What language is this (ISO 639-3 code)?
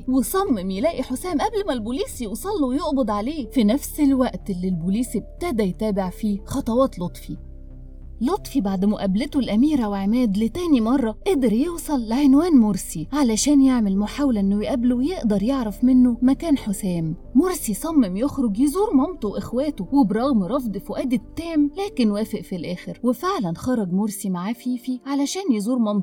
ara